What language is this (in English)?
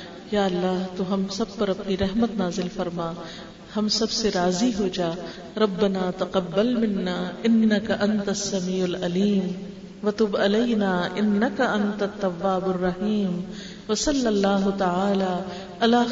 Urdu